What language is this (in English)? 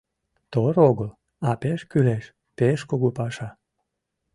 Mari